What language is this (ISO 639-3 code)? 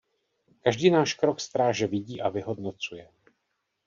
ces